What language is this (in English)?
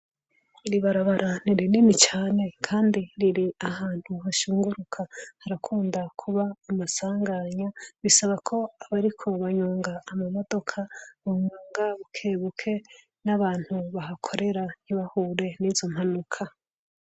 Rundi